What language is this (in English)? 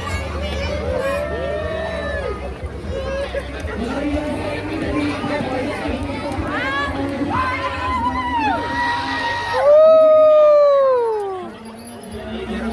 Indonesian